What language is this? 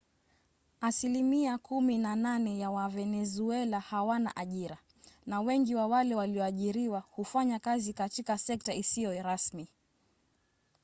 Swahili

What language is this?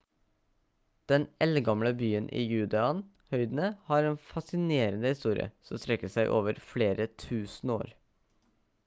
Norwegian Bokmål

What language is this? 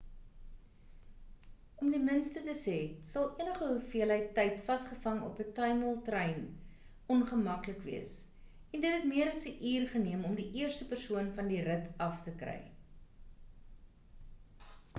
Afrikaans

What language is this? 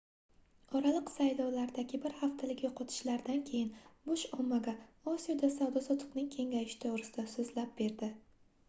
Uzbek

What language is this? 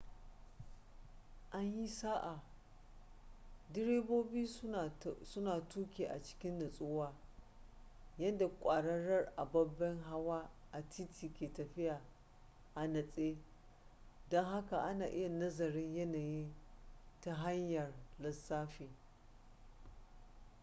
Hausa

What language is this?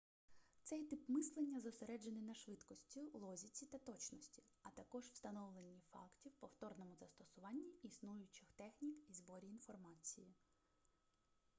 Ukrainian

